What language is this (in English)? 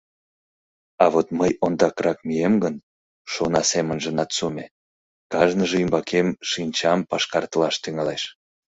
Mari